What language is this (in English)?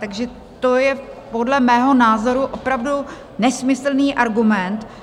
Czech